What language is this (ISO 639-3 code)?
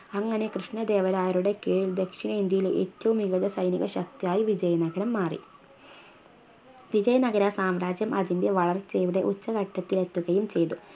mal